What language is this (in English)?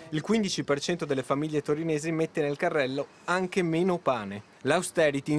Italian